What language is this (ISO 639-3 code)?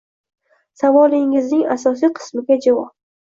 uzb